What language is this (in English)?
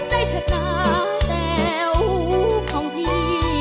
Thai